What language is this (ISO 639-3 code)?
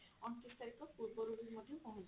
ori